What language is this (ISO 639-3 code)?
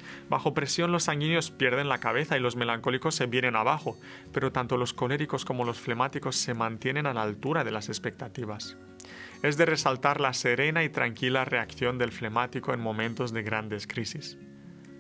spa